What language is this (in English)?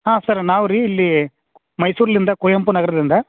Kannada